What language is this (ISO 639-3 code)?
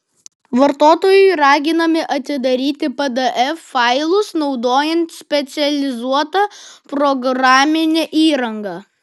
lit